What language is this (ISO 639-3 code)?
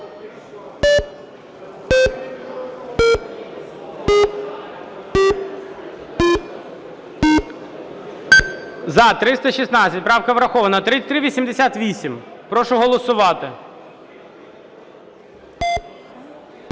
ukr